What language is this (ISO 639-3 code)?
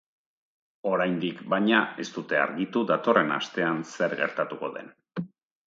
eus